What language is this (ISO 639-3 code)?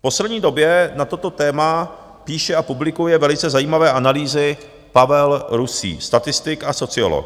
ces